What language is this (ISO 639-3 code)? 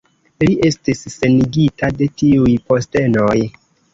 epo